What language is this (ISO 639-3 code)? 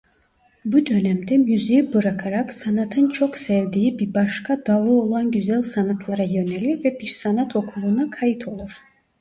tur